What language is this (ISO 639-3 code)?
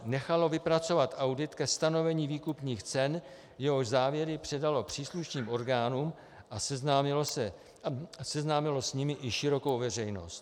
ces